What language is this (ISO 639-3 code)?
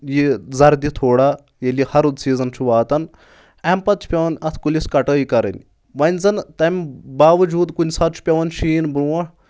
kas